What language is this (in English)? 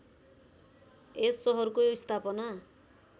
Nepali